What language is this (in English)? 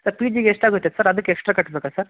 Kannada